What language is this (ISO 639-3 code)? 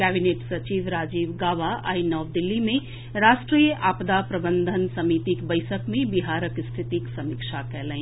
mai